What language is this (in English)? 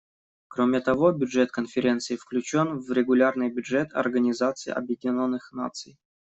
Russian